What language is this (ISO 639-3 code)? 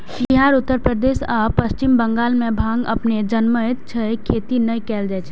mai